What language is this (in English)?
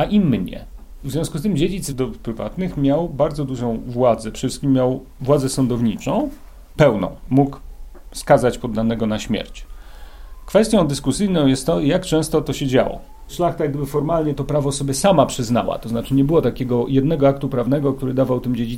Polish